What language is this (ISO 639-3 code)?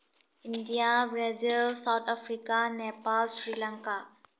mni